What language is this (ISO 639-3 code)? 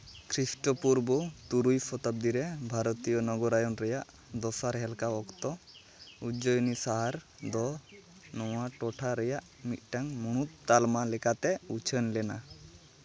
sat